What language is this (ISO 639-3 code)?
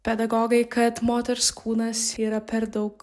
lit